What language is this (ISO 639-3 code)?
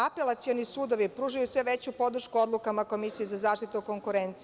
srp